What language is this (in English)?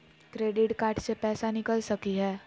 Magahi